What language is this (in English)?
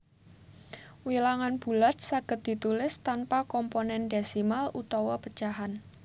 Javanese